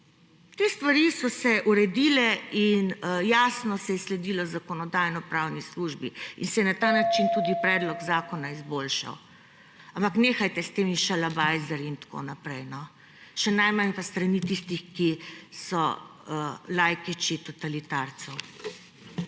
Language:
Slovenian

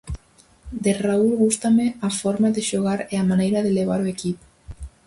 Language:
Galician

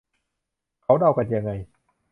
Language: Thai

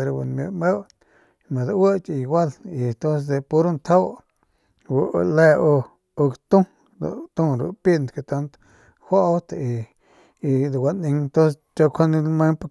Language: Northern Pame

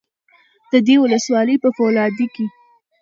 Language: Pashto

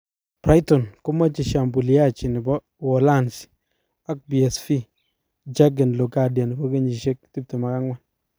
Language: Kalenjin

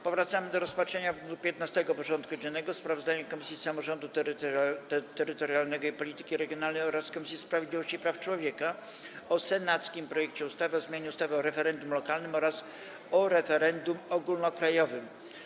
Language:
Polish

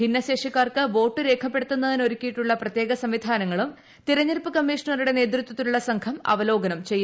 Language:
Malayalam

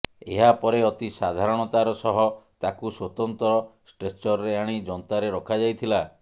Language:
Odia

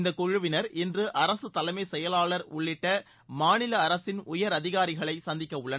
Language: Tamil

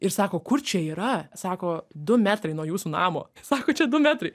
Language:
Lithuanian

